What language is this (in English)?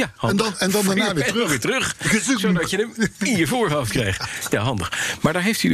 Dutch